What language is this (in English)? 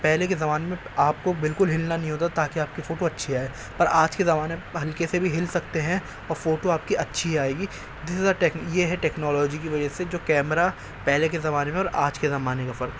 Urdu